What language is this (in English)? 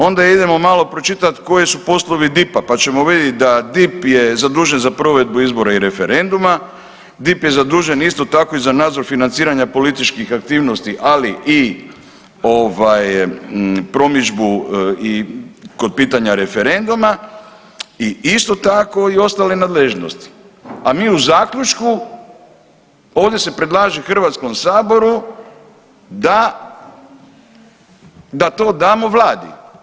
Croatian